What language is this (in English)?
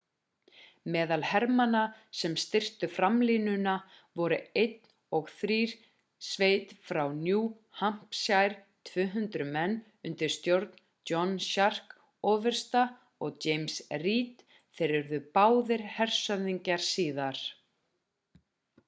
Icelandic